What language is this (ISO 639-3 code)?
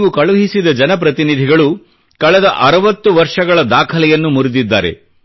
kan